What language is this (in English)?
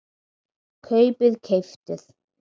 Icelandic